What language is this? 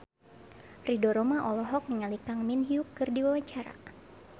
Sundanese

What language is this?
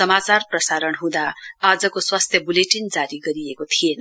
Nepali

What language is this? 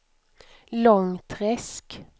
Swedish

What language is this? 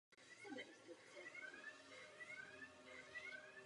Czech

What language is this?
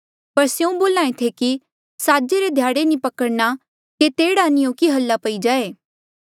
Mandeali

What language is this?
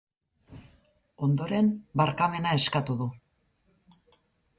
Basque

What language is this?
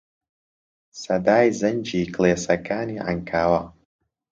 Central Kurdish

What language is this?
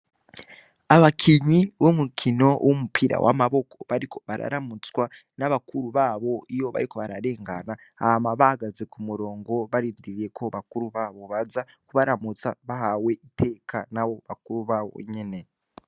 Rundi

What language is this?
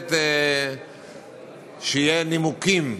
Hebrew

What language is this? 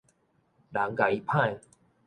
Min Nan Chinese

